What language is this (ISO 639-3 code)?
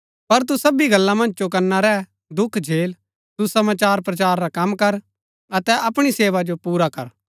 gbk